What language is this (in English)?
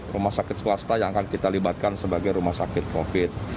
Indonesian